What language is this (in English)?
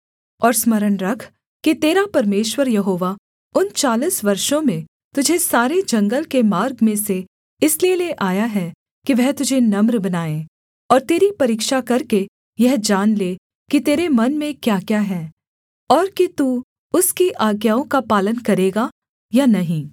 Hindi